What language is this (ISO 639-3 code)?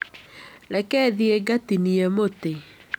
kik